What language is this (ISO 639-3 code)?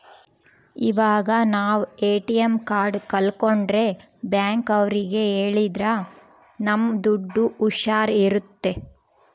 kan